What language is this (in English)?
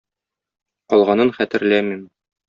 Tatar